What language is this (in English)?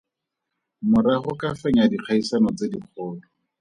Tswana